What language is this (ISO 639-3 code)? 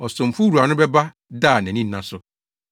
aka